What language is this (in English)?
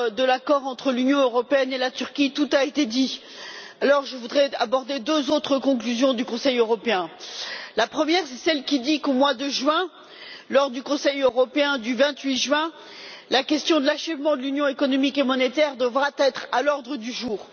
French